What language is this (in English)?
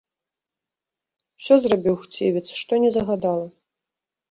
Belarusian